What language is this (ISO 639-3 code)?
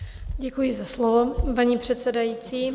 ces